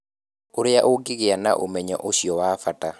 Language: Kikuyu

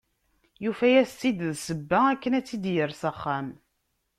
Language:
Kabyle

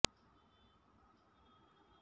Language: Kannada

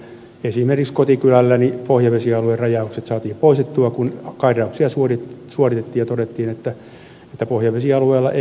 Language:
Finnish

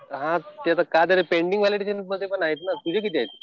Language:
Marathi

